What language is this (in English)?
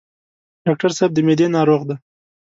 Pashto